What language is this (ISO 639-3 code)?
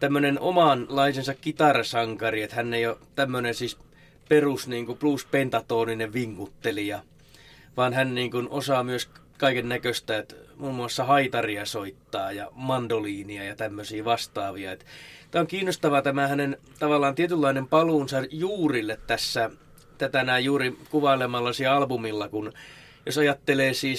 fin